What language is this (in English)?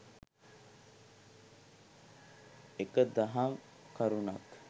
Sinhala